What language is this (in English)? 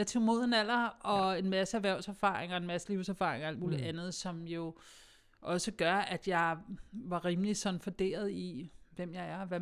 Danish